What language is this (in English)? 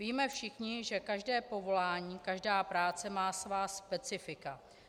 Czech